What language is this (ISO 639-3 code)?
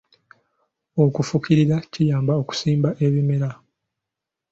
lug